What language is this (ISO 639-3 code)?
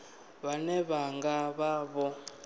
ven